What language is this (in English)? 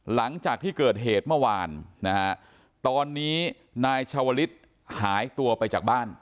Thai